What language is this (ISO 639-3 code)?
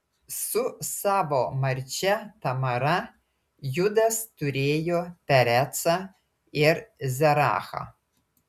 lit